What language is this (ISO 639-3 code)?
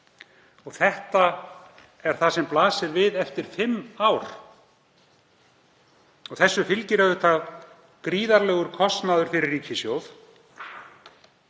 isl